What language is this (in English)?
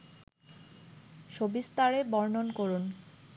Bangla